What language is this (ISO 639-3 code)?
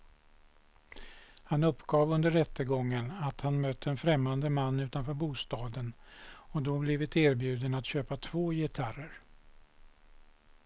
swe